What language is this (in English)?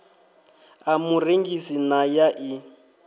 Venda